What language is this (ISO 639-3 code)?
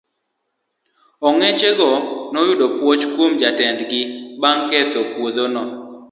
luo